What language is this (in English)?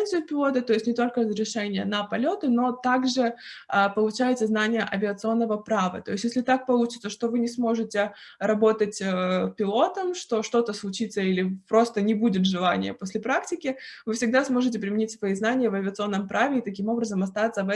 Russian